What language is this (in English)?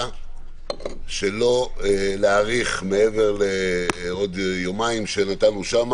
Hebrew